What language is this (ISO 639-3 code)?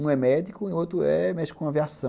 por